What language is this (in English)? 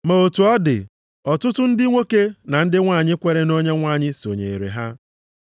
Igbo